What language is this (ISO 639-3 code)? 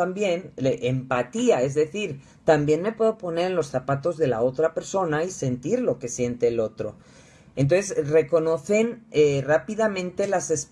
spa